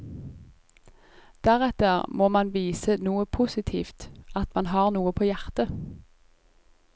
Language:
Norwegian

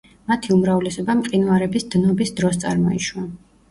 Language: Georgian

